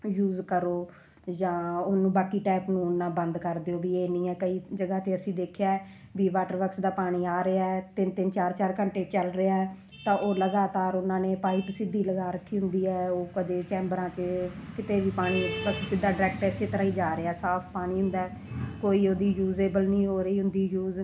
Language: Punjabi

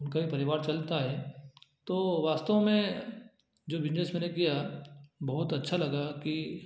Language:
Hindi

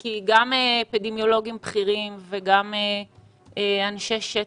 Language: Hebrew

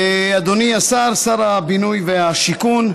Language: Hebrew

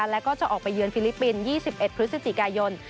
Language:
Thai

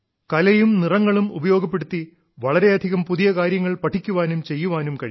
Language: Malayalam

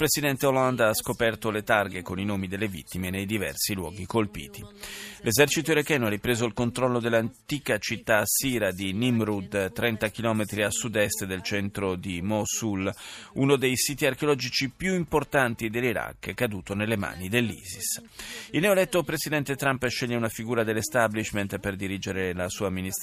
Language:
Italian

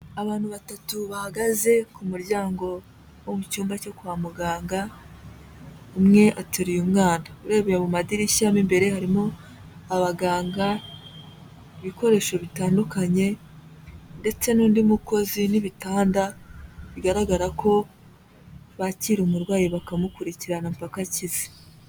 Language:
Kinyarwanda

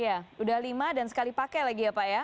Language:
Indonesian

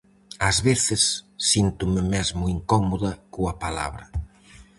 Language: Galician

